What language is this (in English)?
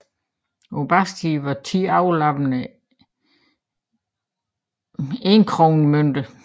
Danish